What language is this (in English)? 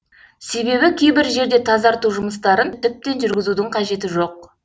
Kazakh